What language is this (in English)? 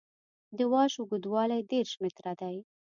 Pashto